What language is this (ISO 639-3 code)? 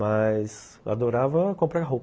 por